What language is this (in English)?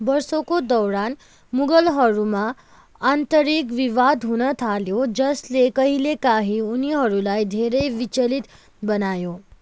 Nepali